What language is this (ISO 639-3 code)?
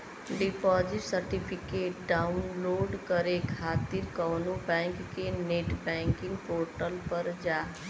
bho